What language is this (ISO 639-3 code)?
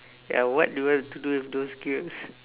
eng